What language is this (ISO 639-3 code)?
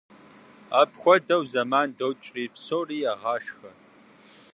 kbd